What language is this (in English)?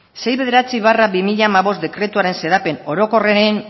Basque